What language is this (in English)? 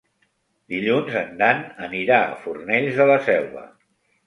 Catalan